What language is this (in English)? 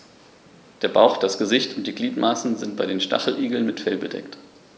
German